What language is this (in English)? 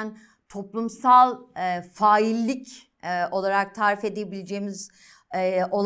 Turkish